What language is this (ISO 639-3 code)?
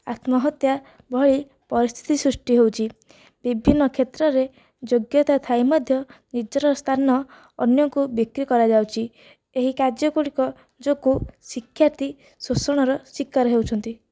ori